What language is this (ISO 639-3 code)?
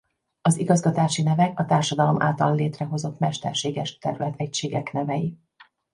hun